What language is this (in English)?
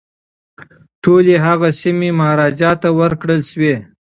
Pashto